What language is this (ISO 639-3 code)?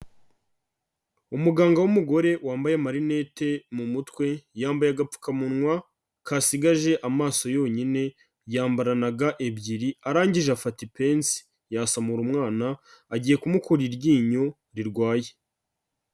kin